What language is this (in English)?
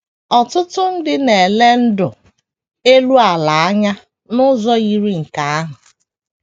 Igbo